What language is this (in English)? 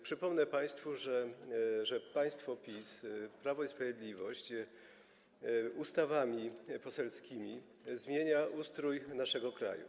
Polish